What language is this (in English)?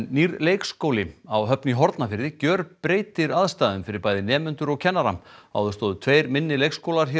Icelandic